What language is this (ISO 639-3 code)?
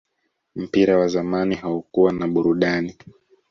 swa